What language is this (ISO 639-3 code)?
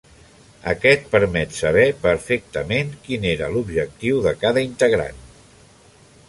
cat